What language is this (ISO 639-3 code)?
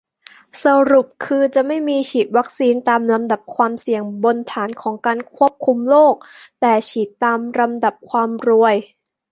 tha